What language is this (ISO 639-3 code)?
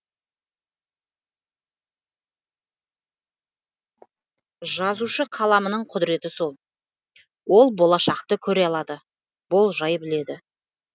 kaz